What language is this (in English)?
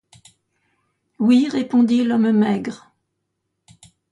French